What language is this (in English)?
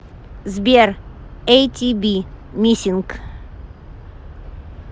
Russian